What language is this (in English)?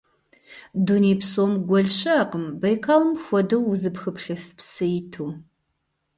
Kabardian